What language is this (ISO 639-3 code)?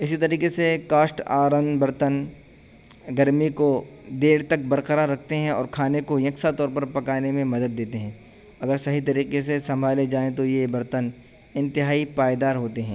urd